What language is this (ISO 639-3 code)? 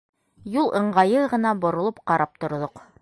bak